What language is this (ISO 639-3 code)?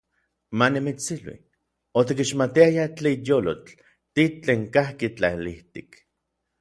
nlv